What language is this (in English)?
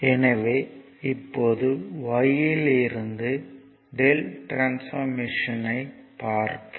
Tamil